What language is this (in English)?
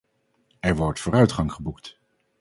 Dutch